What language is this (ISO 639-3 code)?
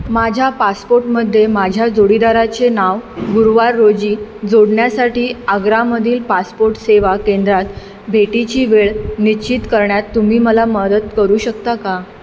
mar